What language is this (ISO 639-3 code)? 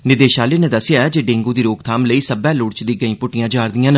doi